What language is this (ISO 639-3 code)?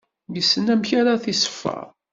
kab